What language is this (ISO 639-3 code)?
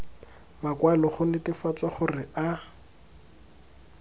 tsn